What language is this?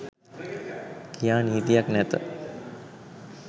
Sinhala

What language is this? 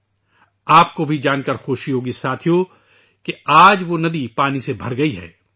Urdu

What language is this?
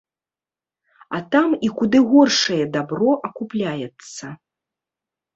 Belarusian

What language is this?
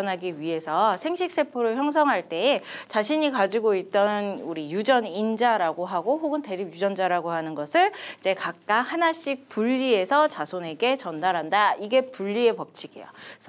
Korean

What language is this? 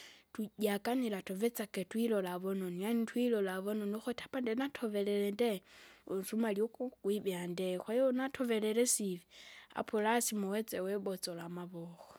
Kinga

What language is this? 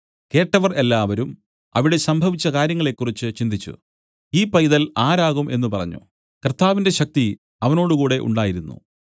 Malayalam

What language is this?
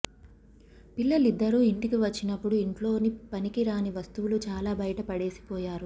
Telugu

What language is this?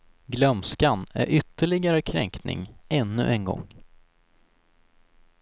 Swedish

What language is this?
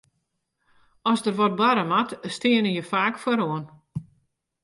Western Frisian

